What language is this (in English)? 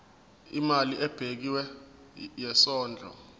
Zulu